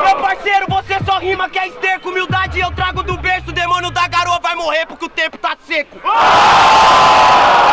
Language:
Portuguese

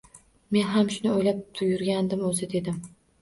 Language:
Uzbek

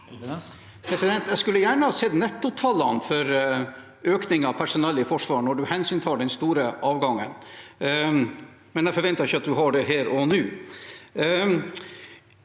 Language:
Norwegian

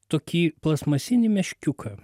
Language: Lithuanian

